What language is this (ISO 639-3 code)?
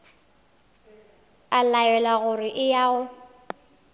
nso